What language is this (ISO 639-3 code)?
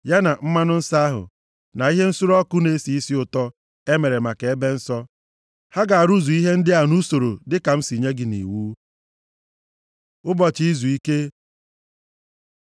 ibo